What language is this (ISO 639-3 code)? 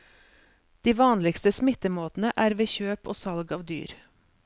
nor